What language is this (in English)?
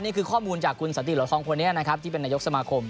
Thai